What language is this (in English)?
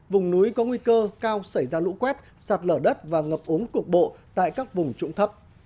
Vietnamese